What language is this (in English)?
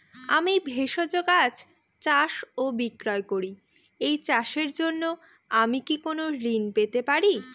Bangla